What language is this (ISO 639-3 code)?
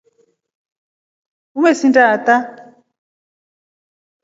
rof